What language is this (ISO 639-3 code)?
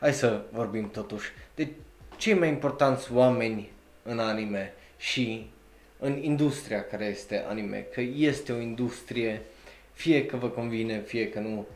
ron